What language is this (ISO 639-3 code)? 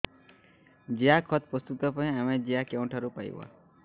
ori